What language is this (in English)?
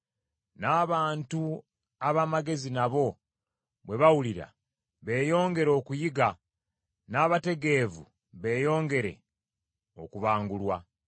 Ganda